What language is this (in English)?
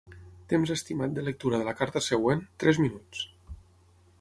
Catalan